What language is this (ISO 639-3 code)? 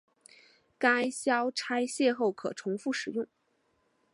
zho